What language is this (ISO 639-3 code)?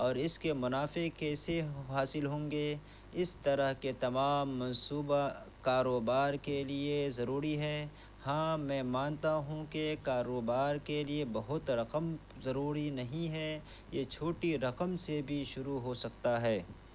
urd